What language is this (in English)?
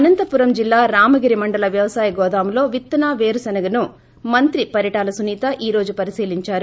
Telugu